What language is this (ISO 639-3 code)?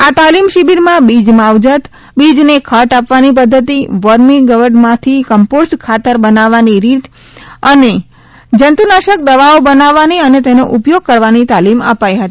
guj